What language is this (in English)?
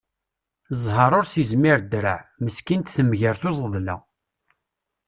Kabyle